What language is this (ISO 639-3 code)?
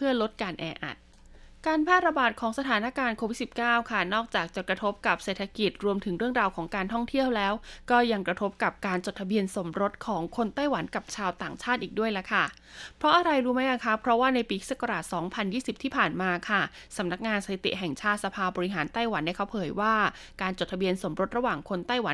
tha